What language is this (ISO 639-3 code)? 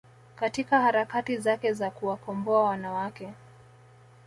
swa